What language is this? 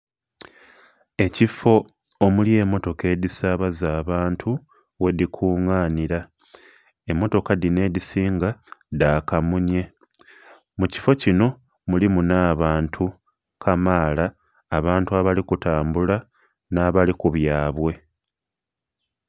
Soga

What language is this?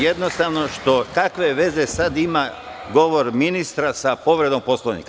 Serbian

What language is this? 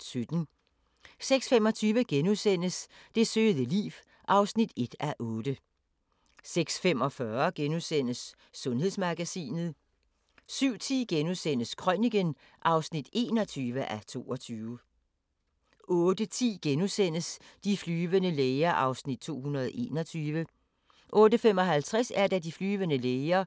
Danish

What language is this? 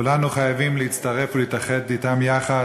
Hebrew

